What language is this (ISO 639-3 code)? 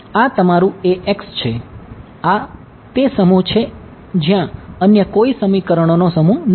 guj